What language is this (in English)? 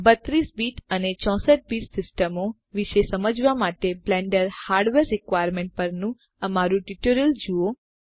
Gujarati